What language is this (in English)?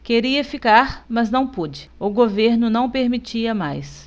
Portuguese